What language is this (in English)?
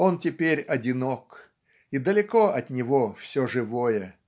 Russian